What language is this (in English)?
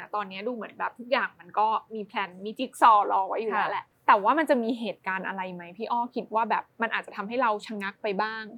Thai